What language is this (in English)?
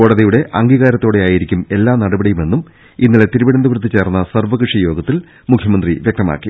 Malayalam